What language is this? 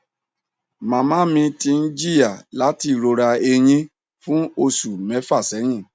Yoruba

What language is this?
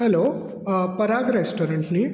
Konkani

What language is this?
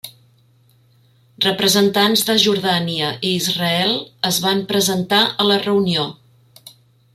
Catalan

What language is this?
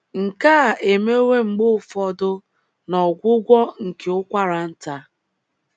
Igbo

